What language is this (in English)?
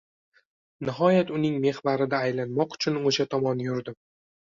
Uzbek